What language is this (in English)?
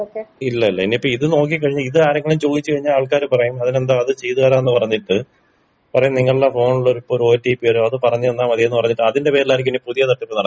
Malayalam